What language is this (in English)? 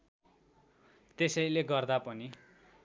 Nepali